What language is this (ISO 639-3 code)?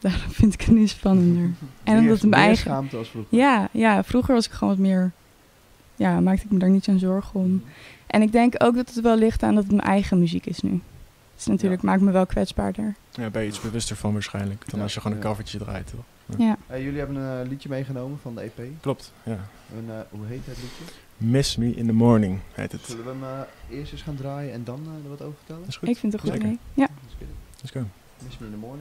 nld